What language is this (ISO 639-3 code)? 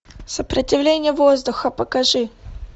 rus